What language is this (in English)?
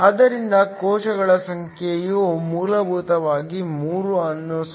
Kannada